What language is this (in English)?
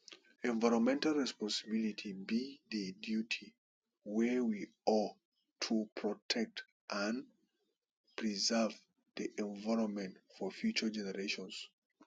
Nigerian Pidgin